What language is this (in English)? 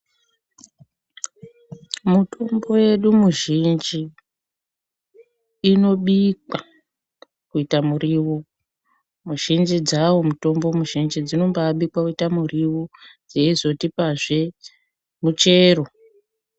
Ndau